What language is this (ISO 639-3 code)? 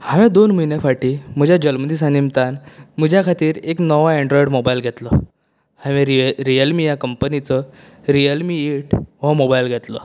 kok